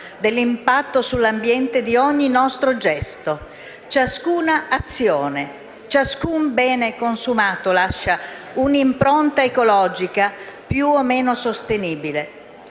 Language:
Italian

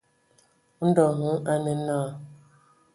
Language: Ewondo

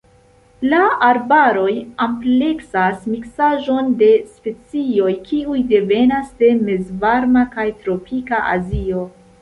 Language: Esperanto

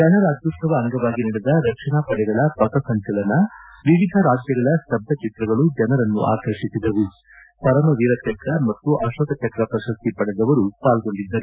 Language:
Kannada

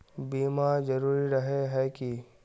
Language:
Magahi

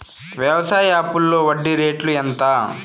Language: Telugu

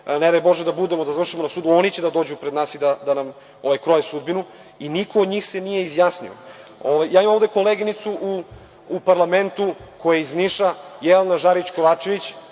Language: Serbian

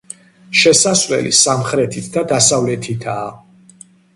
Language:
Georgian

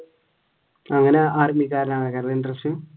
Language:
Malayalam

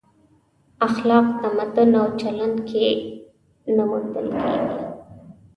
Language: Pashto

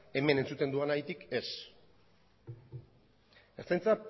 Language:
Basque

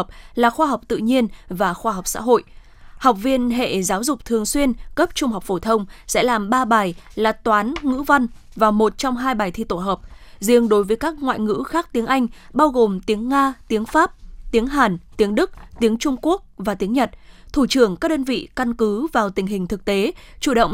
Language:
Vietnamese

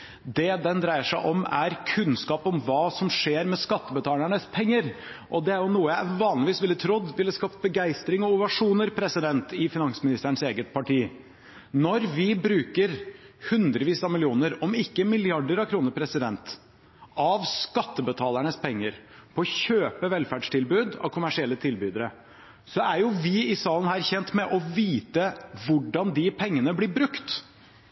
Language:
Norwegian Bokmål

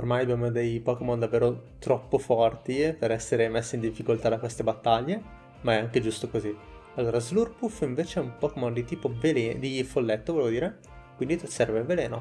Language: Italian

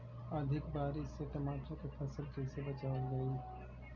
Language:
Bhojpuri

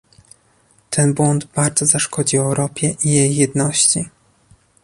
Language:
Polish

